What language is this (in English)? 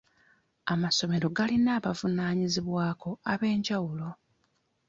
Ganda